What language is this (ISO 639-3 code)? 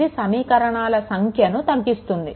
tel